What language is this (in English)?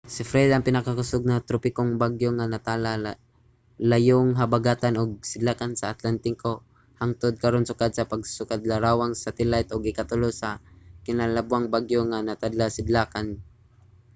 Cebuano